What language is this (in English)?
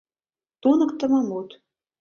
Mari